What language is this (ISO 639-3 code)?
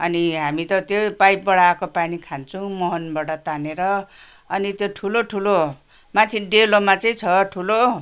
nep